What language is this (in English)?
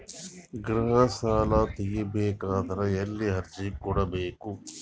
Kannada